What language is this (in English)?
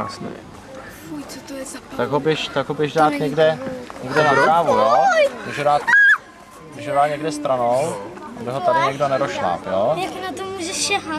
Czech